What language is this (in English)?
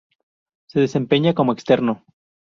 Spanish